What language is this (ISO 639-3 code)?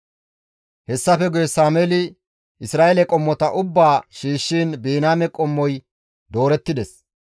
gmv